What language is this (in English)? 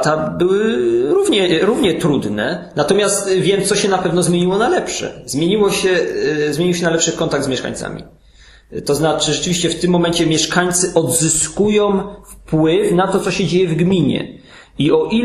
Polish